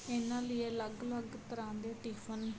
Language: Punjabi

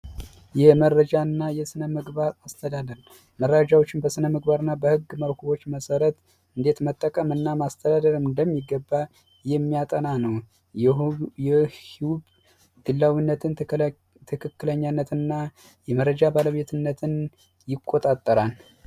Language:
Amharic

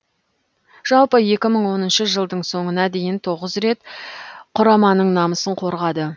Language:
Kazakh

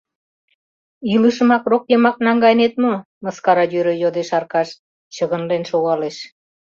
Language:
Mari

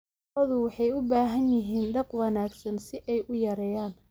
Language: Somali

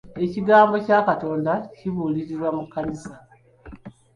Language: Ganda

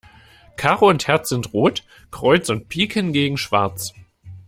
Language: German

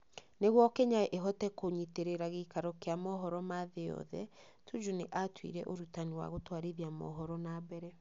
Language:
Kikuyu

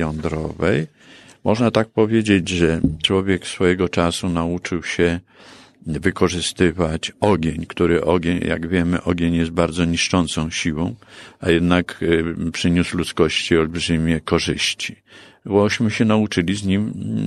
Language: Polish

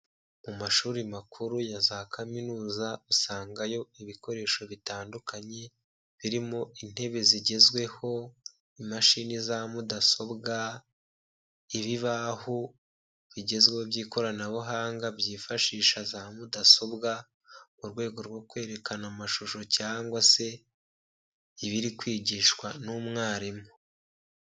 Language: Kinyarwanda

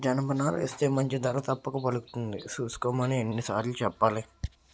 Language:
Telugu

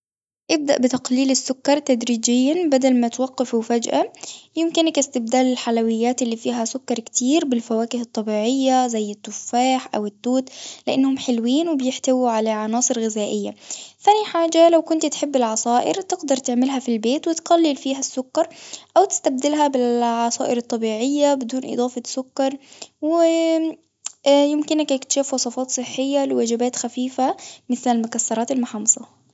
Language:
Tunisian Arabic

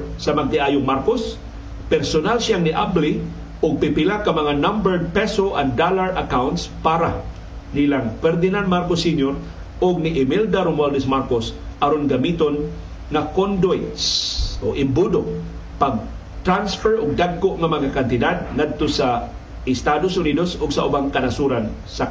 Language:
Filipino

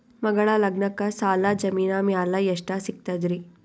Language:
Kannada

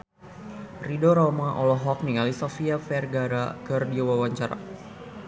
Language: Sundanese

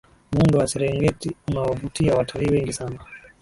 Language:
Swahili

